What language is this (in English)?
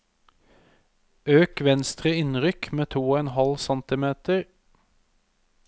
Norwegian